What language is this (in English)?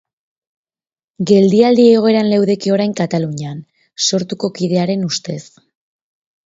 Basque